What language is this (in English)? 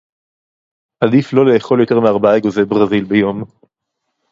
Hebrew